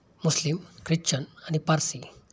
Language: Marathi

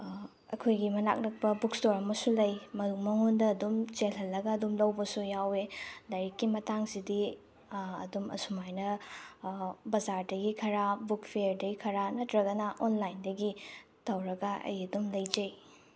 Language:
Manipuri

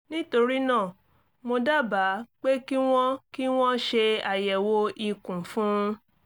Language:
Yoruba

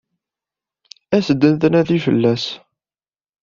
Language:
Kabyle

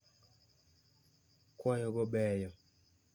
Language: Luo (Kenya and Tanzania)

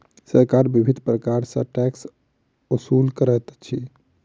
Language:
Maithili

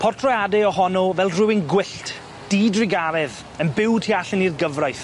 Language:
Welsh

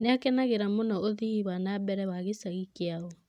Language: Kikuyu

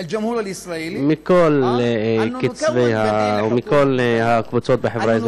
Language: Hebrew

